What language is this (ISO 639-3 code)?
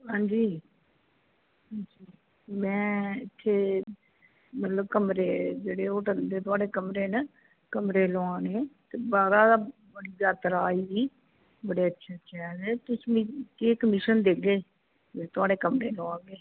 doi